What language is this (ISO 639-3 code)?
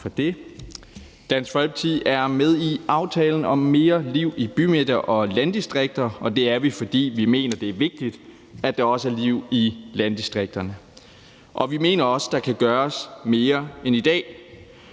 dan